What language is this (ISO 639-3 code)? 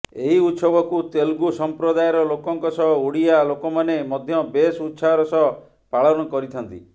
ori